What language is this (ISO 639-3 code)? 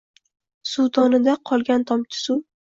uzb